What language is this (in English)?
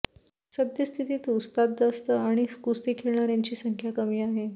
Marathi